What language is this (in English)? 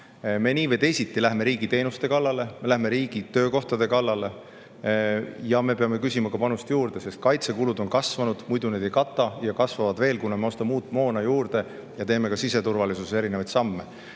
Estonian